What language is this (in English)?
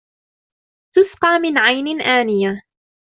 Arabic